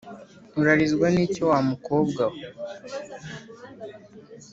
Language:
Kinyarwanda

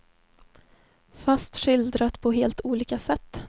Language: Swedish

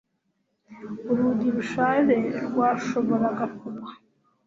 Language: Kinyarwanda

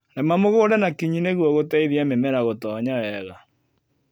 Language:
Kikuyu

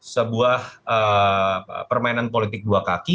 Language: Indonesian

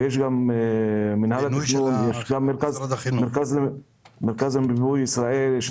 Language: Hebrew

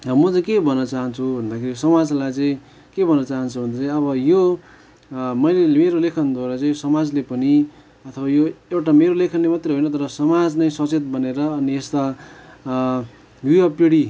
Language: Nepali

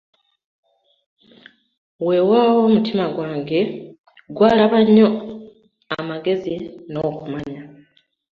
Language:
Ganda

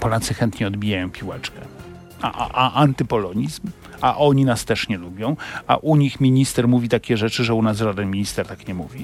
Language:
Polish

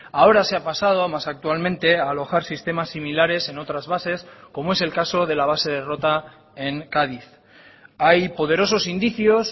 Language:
Spanish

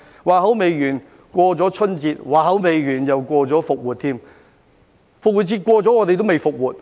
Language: Cantonese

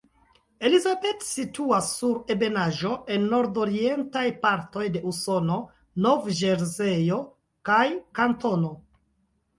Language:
Esperanto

